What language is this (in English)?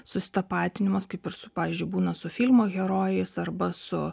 Lithuanian